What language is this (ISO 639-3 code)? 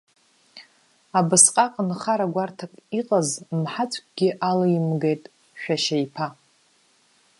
abk